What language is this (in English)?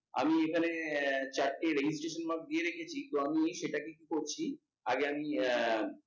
Bangla